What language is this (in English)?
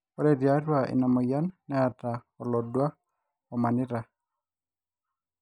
Masai